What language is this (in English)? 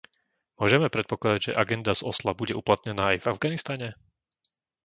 Slovak